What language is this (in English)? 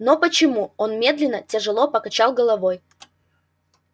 Russian